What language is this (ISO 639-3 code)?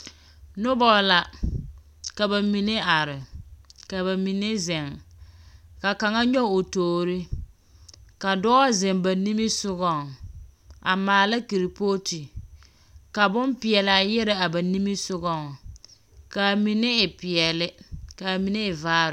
dga